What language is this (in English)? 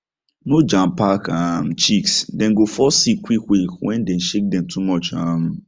Nigerian Pidgin